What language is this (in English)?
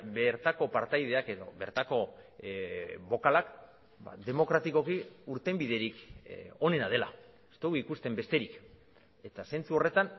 Basque